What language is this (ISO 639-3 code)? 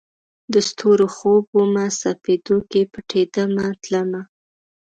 pus